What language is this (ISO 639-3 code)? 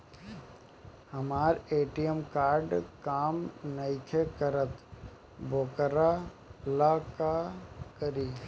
bho